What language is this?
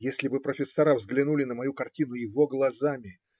Russian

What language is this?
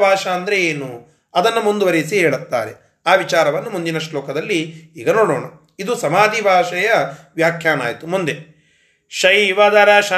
Kannada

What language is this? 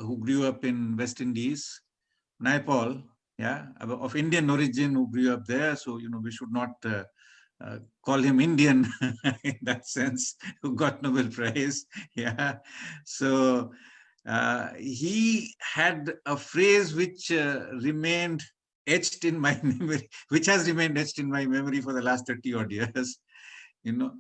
English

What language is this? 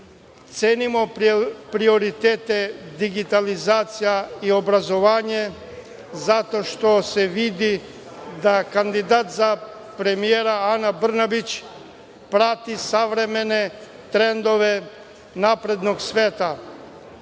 Serbian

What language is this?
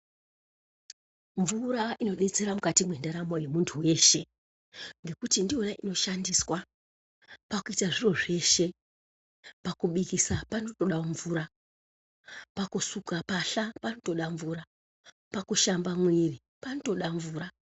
Ndau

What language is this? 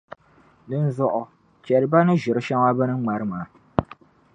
Dagbani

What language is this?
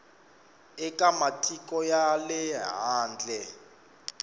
Tsonga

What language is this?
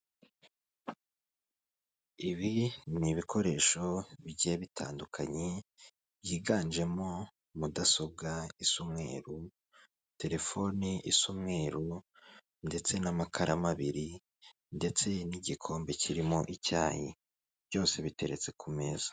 Kinyarwanda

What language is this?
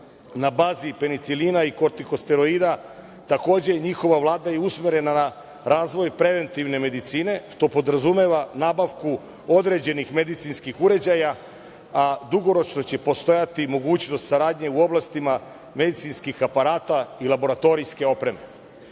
Serbian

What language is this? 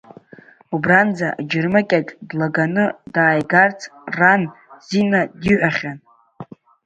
Abkhazian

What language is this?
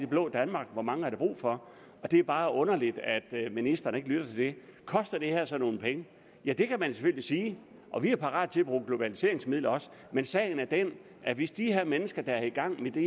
Danish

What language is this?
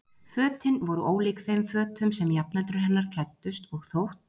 Icelandic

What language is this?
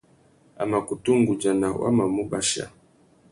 Tuki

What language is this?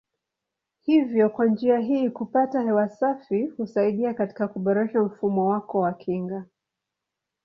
Swahili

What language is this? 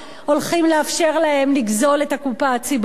Hebrew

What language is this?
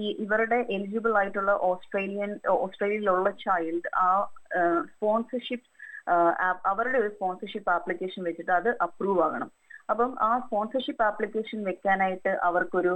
Malayalam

